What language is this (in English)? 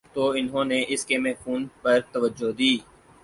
Urdu